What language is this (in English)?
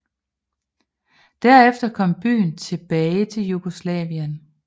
Danish